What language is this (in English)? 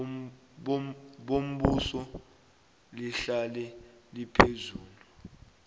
South Ndebele